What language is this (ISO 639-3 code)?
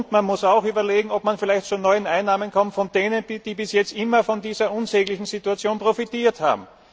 deu